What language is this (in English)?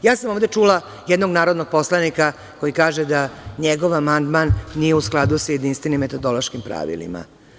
Serbian